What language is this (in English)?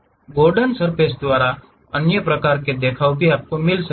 Hindi